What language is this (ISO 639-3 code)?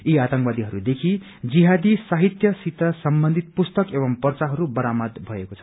nep